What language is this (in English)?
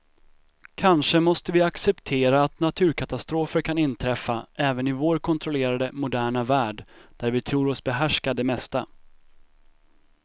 Swedish